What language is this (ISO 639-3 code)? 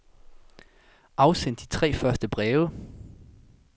dan